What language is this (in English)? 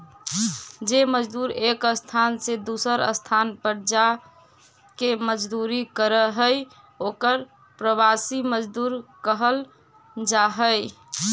Magahi